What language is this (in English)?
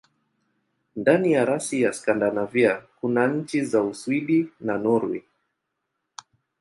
Swahili